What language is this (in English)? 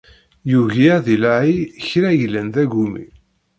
Kabyle